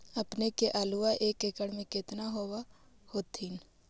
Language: Magahi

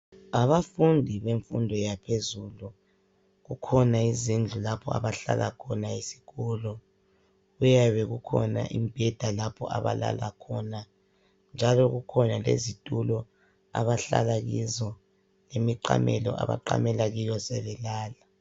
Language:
North Ndebele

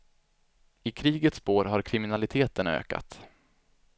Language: Swedish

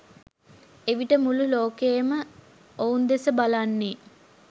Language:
Sinhala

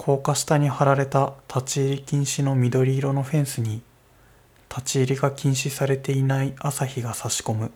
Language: Japanese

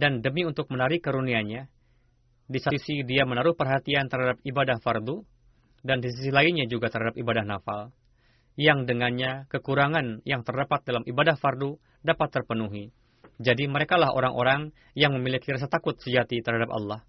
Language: Indonesian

